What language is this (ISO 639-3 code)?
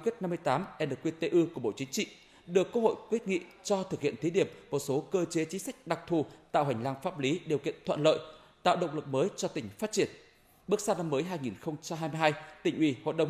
vie